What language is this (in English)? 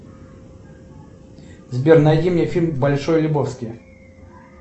Russian